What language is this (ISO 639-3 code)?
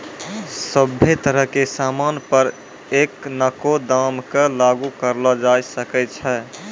mai